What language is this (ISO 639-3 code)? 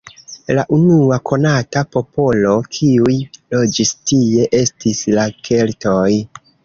epo